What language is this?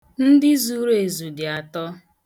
Igbo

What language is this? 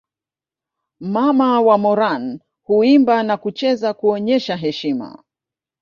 Swahili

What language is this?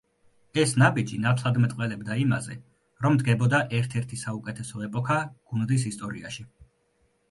Georgian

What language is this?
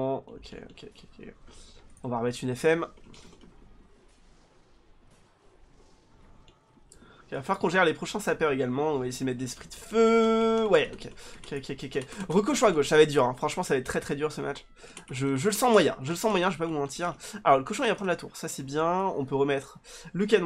French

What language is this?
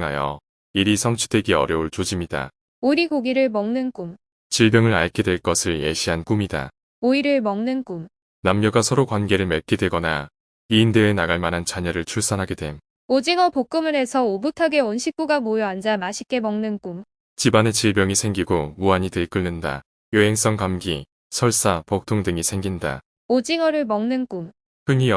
Korean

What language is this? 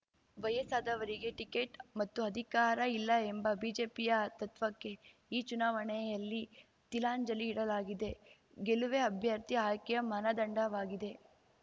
Kannada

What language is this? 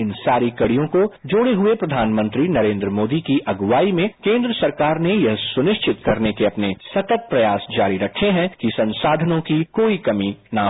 Hindi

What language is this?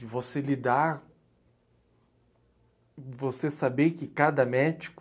Portuguese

